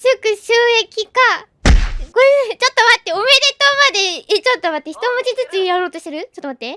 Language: Japanese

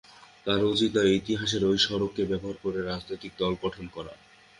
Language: Bangla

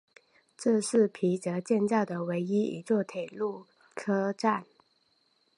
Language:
Chinese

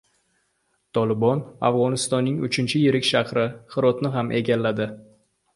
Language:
Uzbek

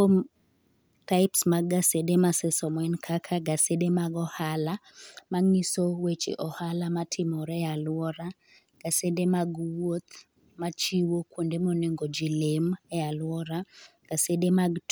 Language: Luo (Kenya and Tanzania)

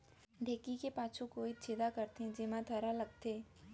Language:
Chhattisgarhi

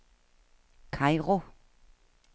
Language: Danish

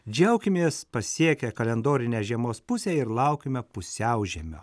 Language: Lithuanian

